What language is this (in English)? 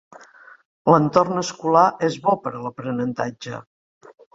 Catalan